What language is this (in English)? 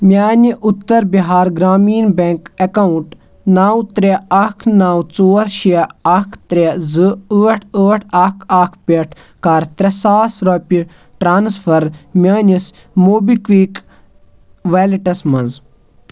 Kashmiri